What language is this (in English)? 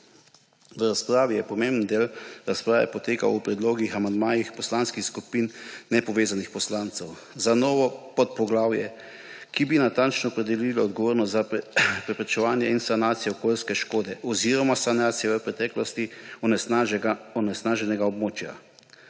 Slovenian